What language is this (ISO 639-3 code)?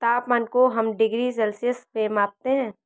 hin